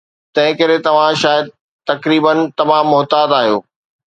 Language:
Sindhi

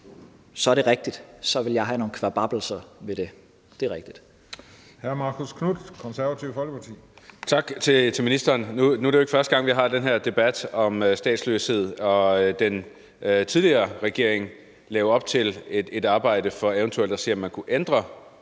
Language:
Danish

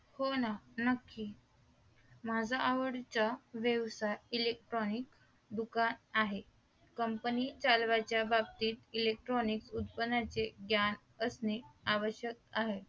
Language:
Marathi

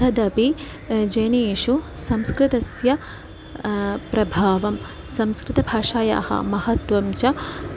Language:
Sanskrit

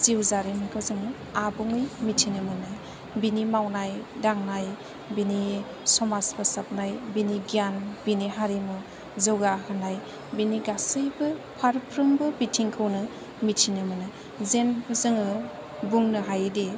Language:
Bodo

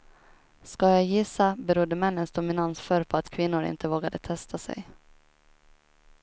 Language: Swedish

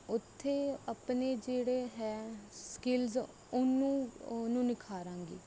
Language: Punjabi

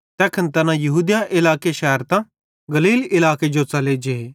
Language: Bhadrawahi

